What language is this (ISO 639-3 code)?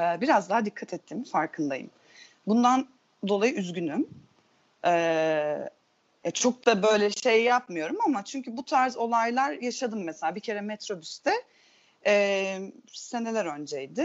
tur